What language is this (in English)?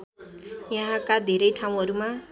Nepali